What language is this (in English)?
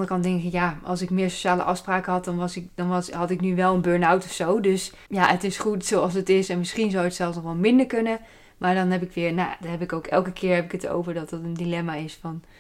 Dutch